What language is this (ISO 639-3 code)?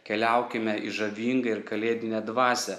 lit